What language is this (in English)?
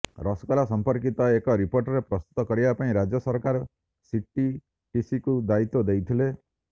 Odia